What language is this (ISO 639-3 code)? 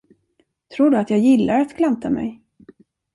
swe